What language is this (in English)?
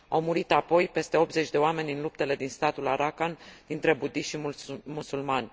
Romanian